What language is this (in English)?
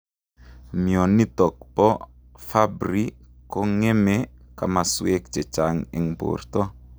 Kalenjin